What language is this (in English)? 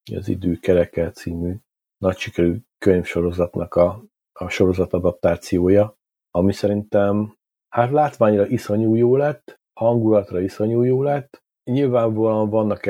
Hungarian